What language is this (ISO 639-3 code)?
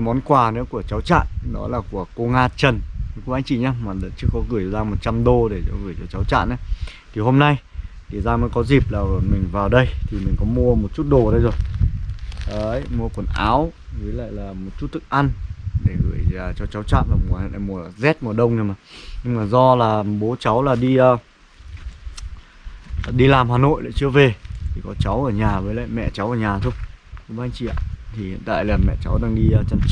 vie